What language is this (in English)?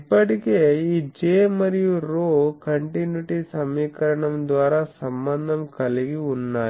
Telugu